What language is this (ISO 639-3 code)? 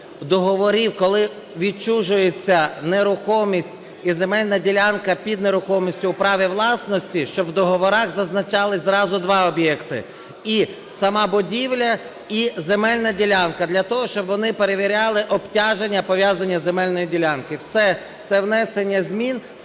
ukr